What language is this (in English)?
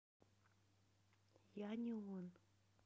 Russian